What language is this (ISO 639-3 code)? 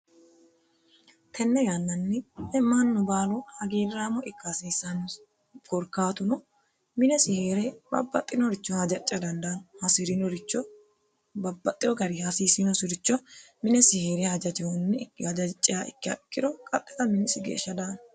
sid